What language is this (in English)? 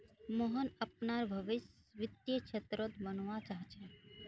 Magahi